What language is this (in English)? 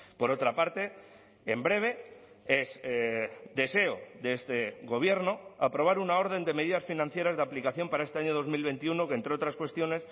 Spanish